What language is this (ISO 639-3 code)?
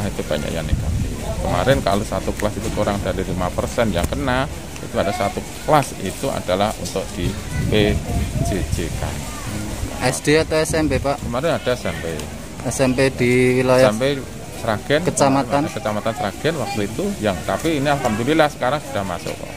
ind